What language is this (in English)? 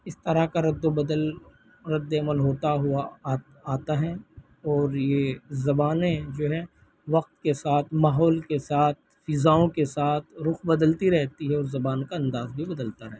Urdu